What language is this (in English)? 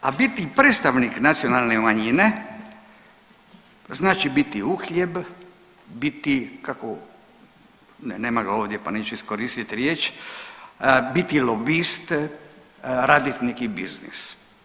Croatian